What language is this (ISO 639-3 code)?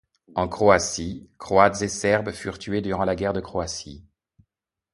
fra